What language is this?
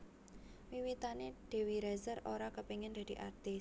Javanese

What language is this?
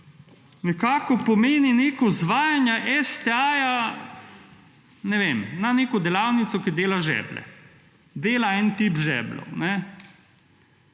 Slovenian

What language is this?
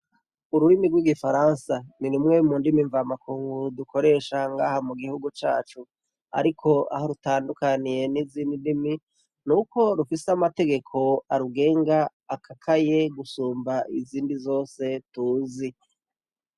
Rundi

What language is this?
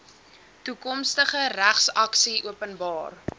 Afrikaans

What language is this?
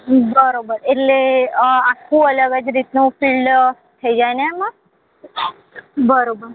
Gujarati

